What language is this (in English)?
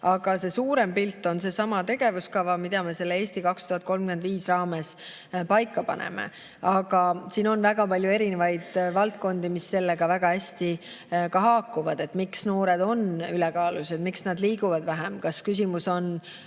Estonian